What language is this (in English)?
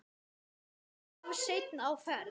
Icelandic